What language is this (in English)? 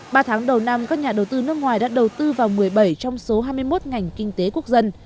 Vietnamese